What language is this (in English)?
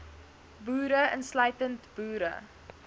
Afrikaans